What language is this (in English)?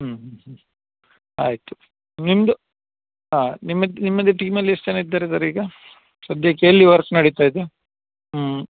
Kannada